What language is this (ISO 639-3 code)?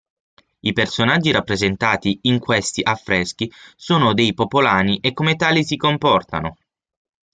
ita